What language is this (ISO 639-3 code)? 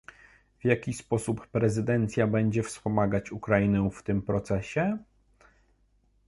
pol